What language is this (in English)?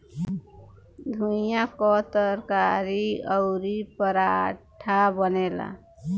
Bhojpuri